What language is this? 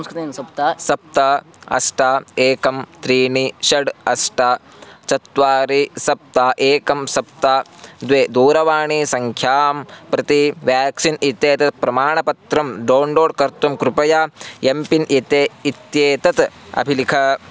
Sanskrit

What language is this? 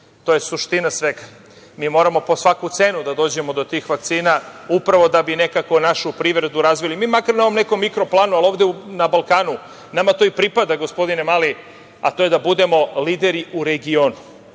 Serbian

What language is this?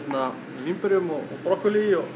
Icelandic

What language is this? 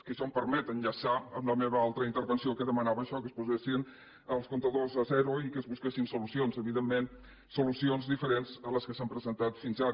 Catalan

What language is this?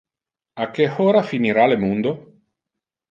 Interlingua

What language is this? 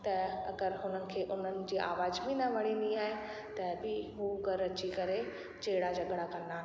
Sindhi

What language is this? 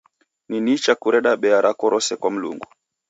Taita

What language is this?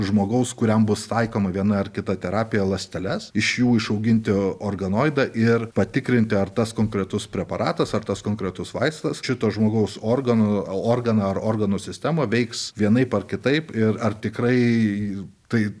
Lithuanian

